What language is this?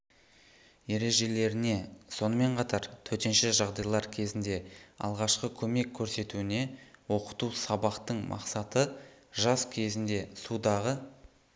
Kazakh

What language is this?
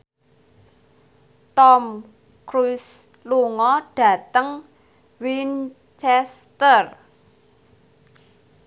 Javanese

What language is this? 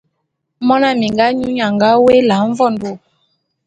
Bulu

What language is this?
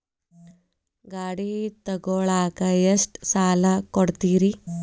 Kannada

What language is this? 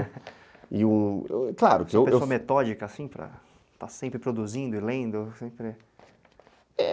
Portuguese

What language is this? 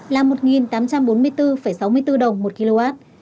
Vietnamese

